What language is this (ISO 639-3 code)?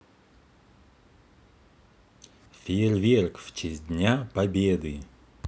rus